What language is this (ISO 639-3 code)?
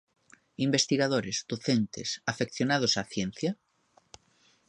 glg